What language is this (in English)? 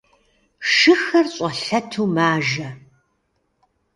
Kabardian